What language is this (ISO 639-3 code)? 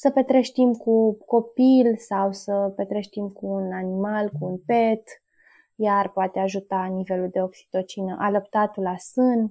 ron